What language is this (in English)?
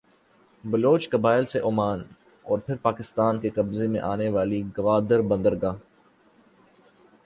Urdu